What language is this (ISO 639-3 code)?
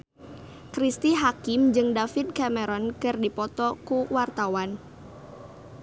sun